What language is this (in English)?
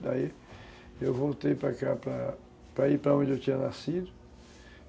Portuguese